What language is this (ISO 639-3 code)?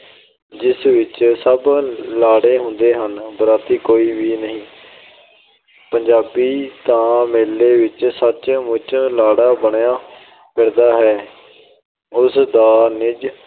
pan